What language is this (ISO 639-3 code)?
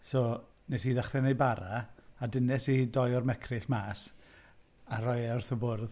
cym